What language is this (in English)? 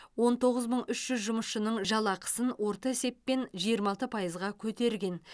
Kazakh